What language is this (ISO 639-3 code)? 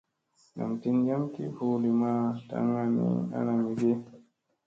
mse